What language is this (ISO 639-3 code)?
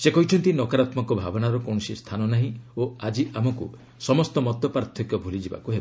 ori